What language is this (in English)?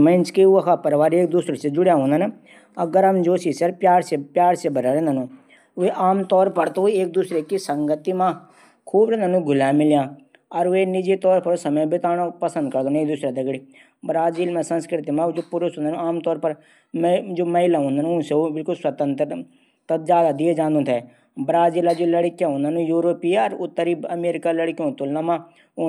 Garhwali